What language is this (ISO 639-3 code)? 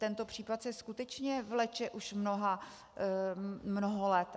ces